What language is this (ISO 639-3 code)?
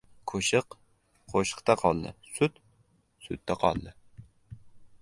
uzb